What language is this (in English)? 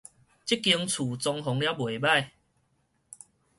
Min Nan Chinese